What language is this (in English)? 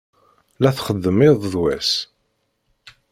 Kabyle